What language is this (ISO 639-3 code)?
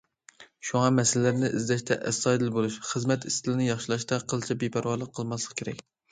uig